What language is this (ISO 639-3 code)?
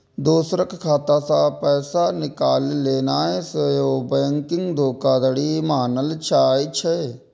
mai